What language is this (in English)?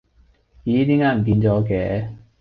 Cantonese